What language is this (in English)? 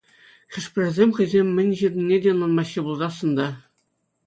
Chuvash